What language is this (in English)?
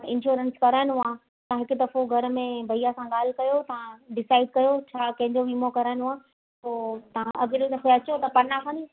Sindhi